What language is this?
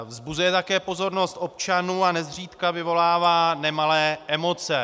Czech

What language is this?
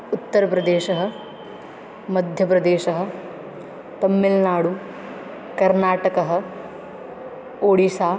Sanskrit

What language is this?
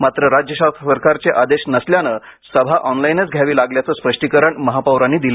Marathi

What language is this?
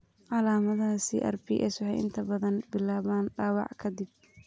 Somali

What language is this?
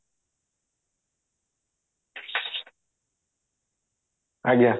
Odia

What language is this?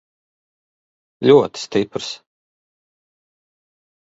Latvian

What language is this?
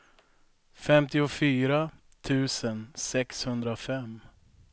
Swedish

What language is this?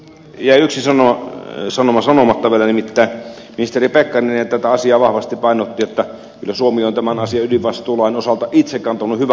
Finnish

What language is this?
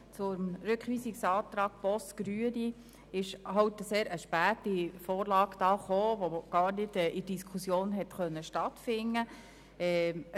Swiss German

